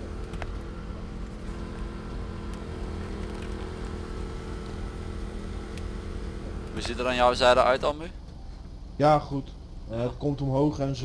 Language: Dutch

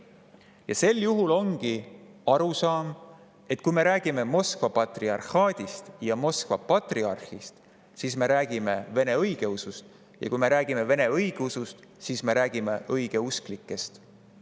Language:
Estonian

